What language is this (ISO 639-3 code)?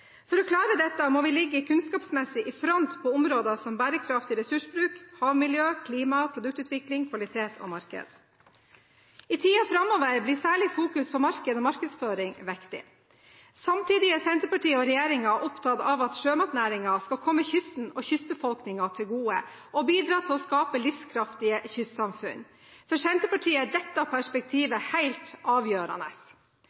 nob